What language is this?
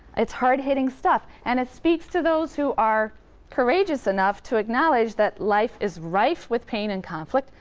English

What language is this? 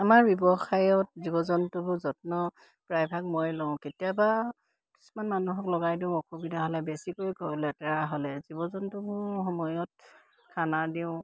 Assamese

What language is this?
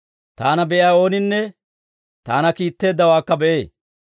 Dawro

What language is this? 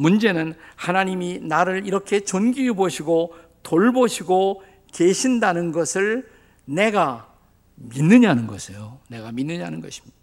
Korean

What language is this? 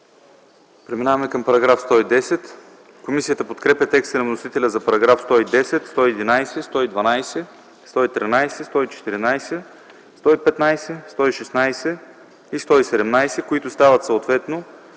Bulgarian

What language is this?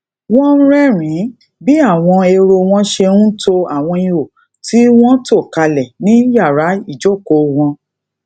Yoruba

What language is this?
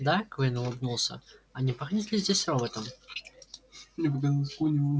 Russian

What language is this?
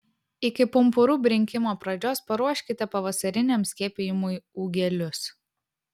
Lithuanian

